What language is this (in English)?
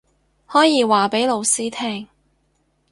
Cantonese